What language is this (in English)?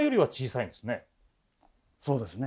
Japanese